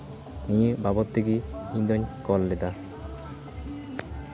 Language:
Santali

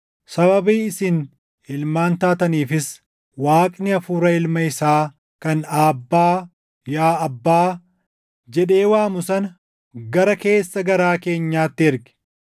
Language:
Oromo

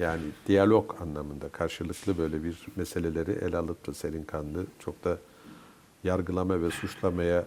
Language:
Turkish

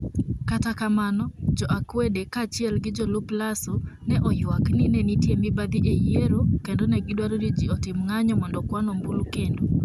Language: Luo (Kenya and Tanzania)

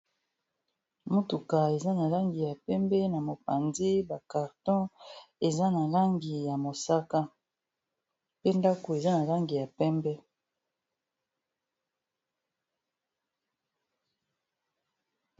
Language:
Lingala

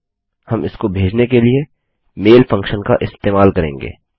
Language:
Hindi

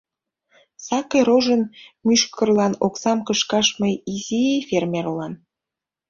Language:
Mari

